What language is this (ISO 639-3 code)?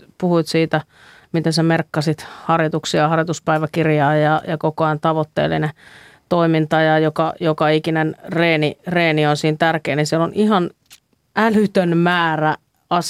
fin